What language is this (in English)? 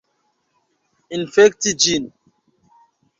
Esperanto